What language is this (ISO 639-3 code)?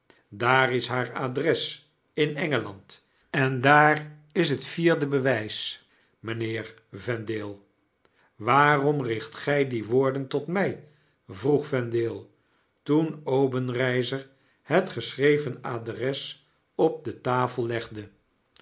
nld